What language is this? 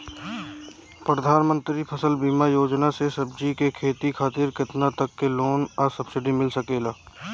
Bhojpuri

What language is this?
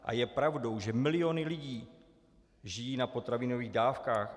Czech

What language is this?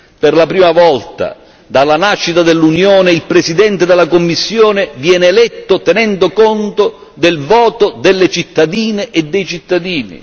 Italian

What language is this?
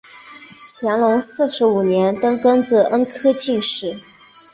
Chinese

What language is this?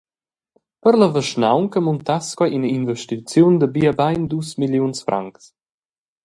Romansh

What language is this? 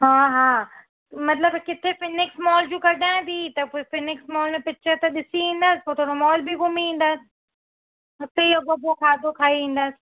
Sindhi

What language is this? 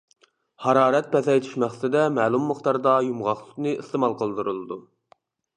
Uyghur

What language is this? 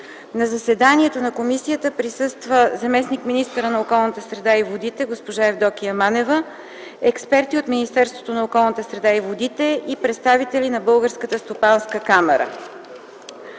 Bulgarian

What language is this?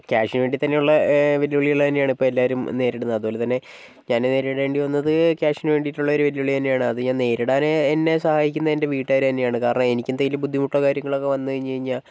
Malayalam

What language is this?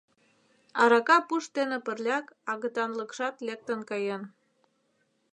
Mari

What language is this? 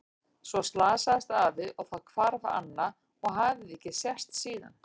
Icelandic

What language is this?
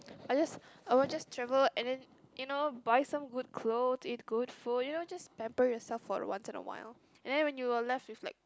English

